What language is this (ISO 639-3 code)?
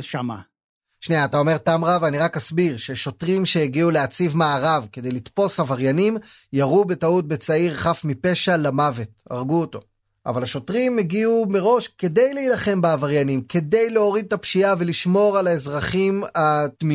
heb